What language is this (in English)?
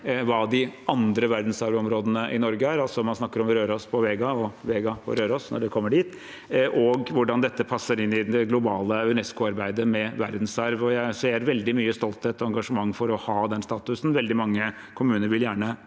Norwegian